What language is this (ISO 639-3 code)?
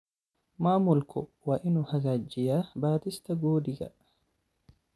som